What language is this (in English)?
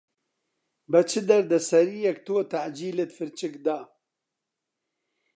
Central Kurdish